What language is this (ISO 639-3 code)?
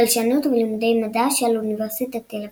heb